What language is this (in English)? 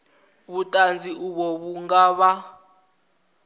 Venda